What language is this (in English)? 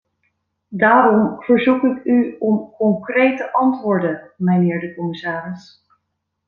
Dutch